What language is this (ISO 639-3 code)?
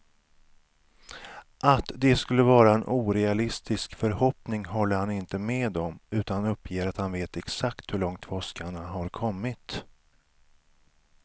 swe